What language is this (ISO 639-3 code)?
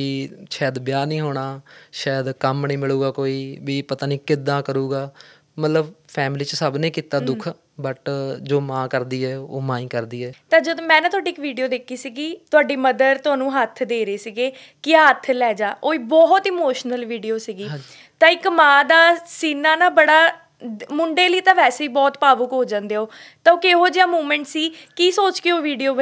pan